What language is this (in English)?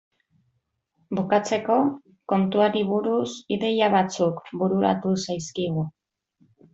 Basque